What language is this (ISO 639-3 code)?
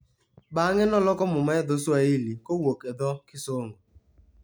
luo